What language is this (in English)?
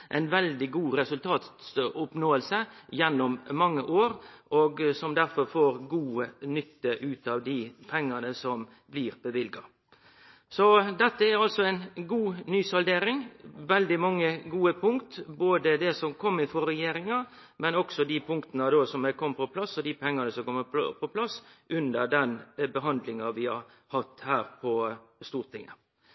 Norwegian Nynorsk